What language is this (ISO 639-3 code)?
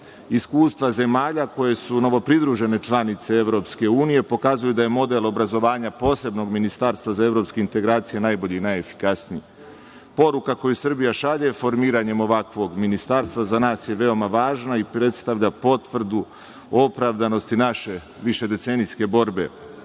srp